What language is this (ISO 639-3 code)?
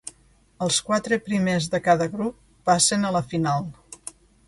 cat